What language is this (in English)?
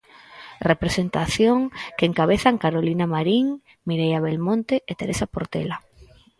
Galician